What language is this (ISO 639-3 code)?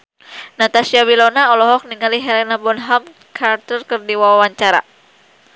sun